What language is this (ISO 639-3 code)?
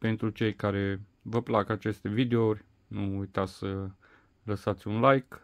ron